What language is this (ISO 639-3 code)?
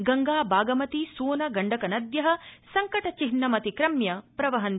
san